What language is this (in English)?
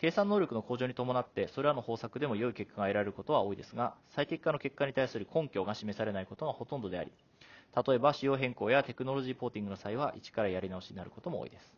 Japanese